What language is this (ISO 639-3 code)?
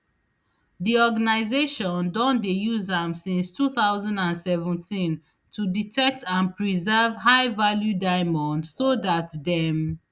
pcm